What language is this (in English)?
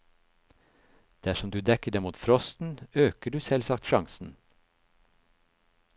Norwegian